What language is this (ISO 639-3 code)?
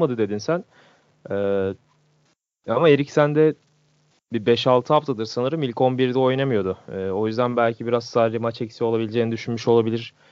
tur